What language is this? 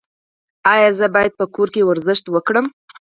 Pashto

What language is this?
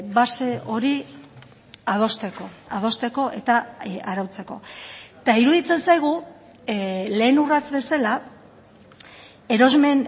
Basque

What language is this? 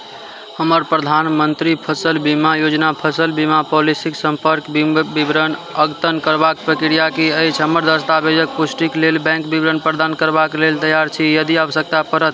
Maithili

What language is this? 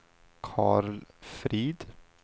Swedish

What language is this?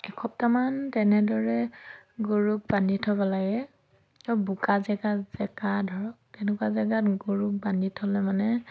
Assamese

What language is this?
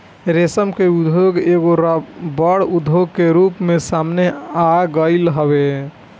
Bhojpuri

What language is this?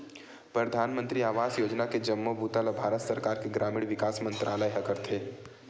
Chhattisgarhi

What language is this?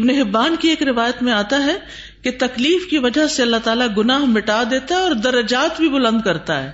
Urdu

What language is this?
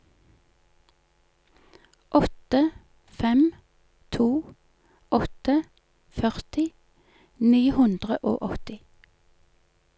Norwegian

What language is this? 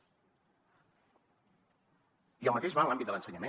Catalan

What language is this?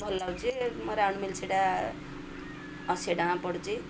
Odia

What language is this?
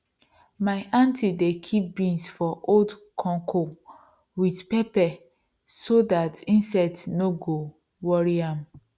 Nigerian Pidgin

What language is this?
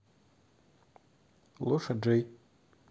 Russian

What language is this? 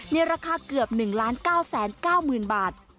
Thai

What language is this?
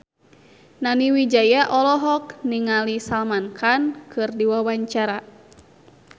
Sundanese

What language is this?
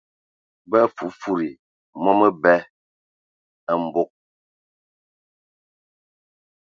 Ewondo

